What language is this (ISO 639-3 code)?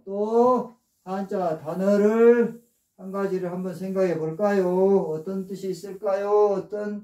kor